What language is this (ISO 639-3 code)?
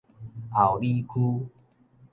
nan